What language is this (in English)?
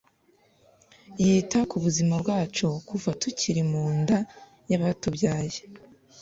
Kinyarwanda